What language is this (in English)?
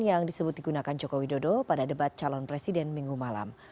Indonesian